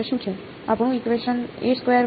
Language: Gujarati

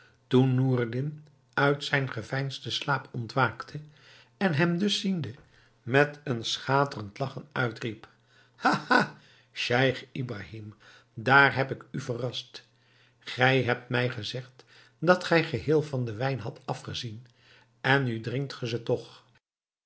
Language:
Dutch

